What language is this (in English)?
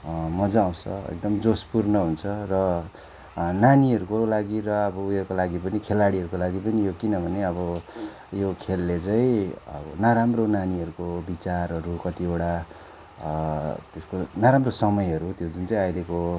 Nepali